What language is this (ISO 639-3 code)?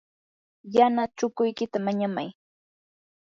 qur